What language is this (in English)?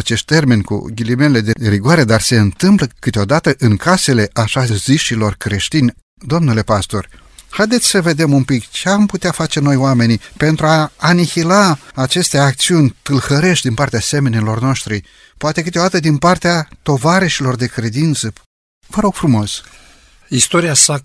Romanian